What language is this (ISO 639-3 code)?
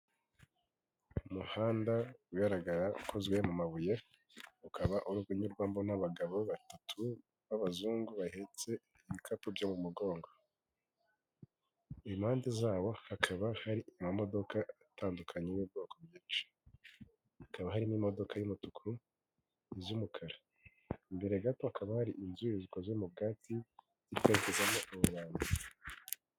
kin